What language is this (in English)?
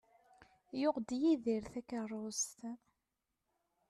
Kabyle